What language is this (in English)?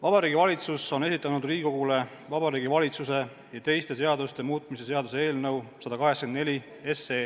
Estonian